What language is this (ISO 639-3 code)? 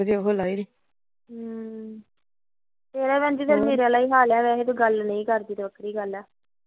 pan